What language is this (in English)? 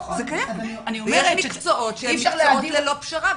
Hebrew